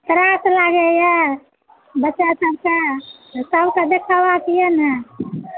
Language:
Maithili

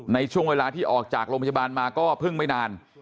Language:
Thai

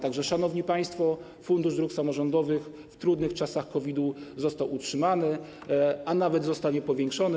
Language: Polish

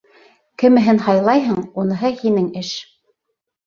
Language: Bashkir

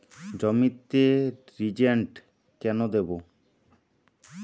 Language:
Bangla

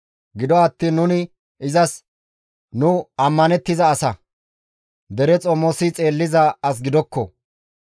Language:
Gamo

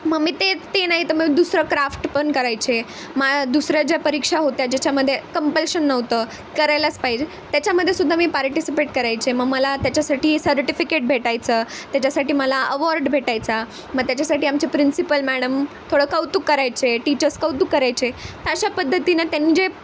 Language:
Marathi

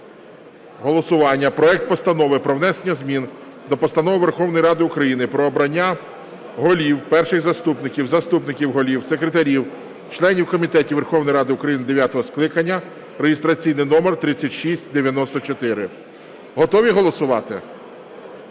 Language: Ukrainian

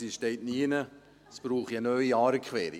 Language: Swiss German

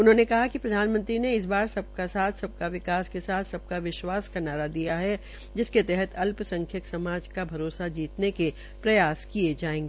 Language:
Hindi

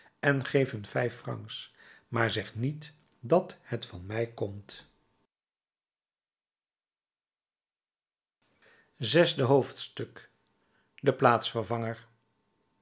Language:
Dutch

